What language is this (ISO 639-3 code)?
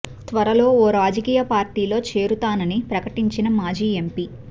tel